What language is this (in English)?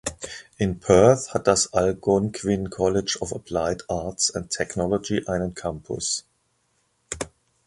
German